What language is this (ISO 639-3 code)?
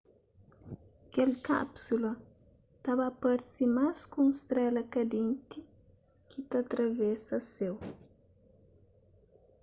kea